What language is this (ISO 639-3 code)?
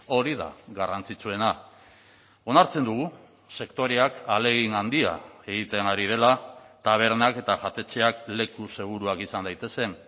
eus